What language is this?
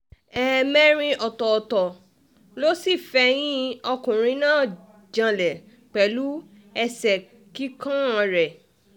Yoruba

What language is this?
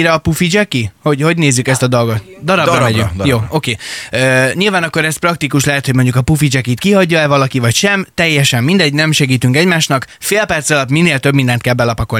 Hungarian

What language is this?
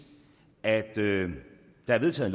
Danish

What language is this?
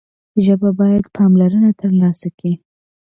Pashto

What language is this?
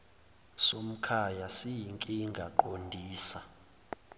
Zulu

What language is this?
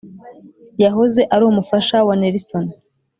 Kinyarwanda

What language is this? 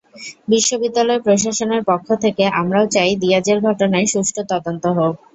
Bangla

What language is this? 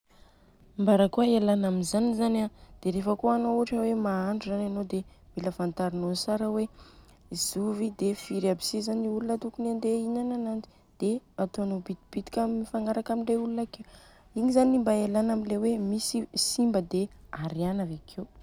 Southern Betsimisaraka Malagasy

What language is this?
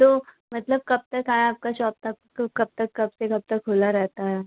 Hindi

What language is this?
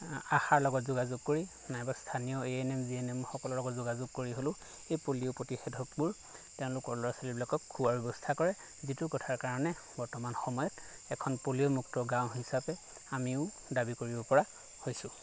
Assamese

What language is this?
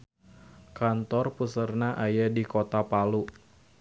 Sundanese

